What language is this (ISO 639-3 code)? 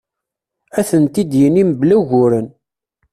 kab